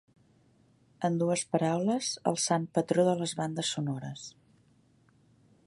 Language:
Catalan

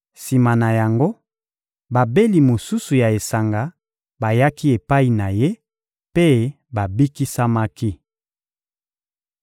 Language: Lingala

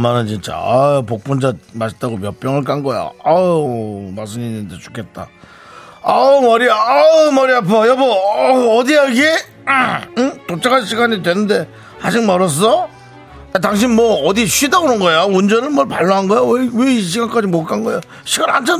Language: Korean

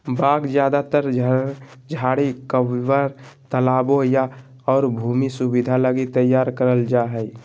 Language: Magahi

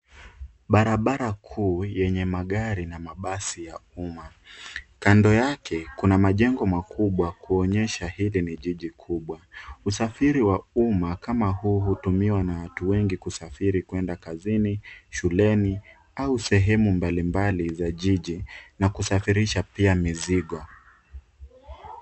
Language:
Swahili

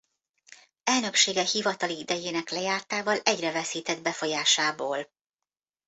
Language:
Hungarian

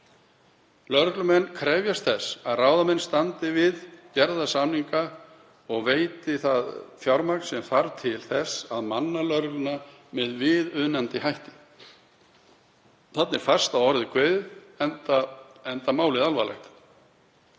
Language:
Icelandic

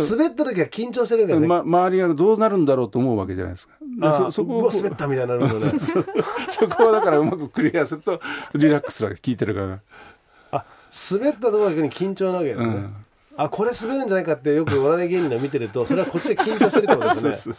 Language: Japanese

